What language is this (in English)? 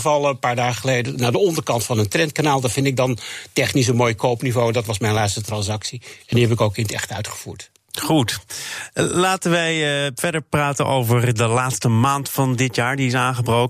Dutch